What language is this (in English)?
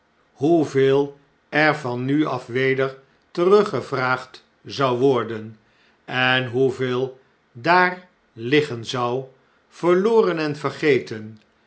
Dutch